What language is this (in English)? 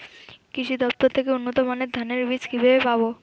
Bangla